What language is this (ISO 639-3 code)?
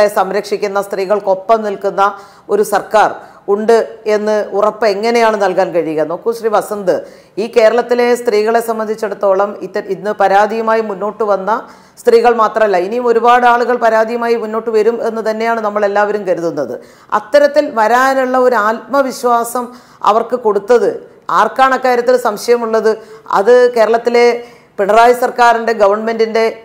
mal